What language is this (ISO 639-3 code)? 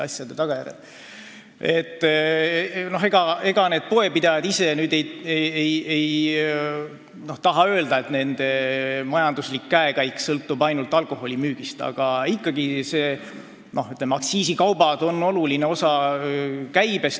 est